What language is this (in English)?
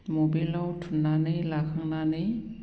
Bodo